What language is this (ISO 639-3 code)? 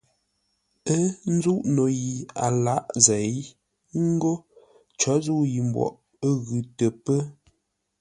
nla